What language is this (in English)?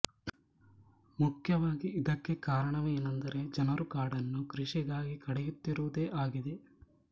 Kannada